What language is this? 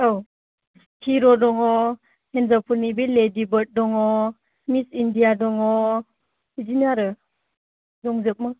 Bodo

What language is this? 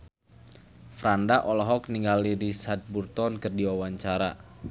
Sundanese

